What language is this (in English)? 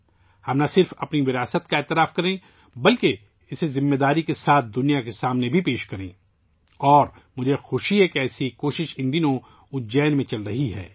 Urdu